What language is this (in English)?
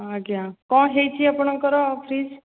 Odia